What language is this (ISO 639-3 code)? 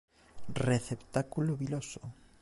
glg